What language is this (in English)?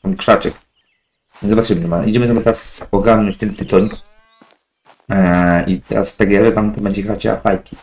Polish